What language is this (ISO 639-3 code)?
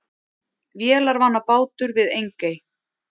isl